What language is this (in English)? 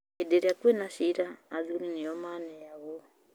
Kikuyu